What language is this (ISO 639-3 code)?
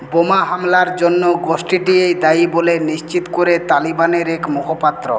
ben